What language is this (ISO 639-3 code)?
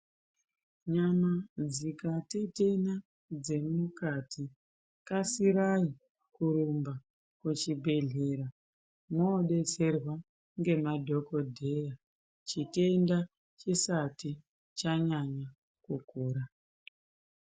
ndc